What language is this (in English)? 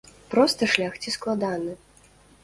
Belarusian